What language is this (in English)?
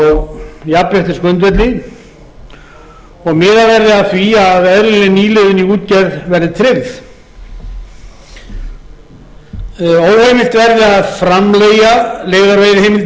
Icelandic